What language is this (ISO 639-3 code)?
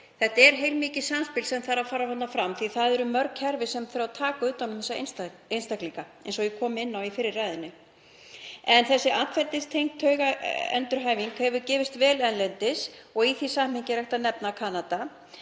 isl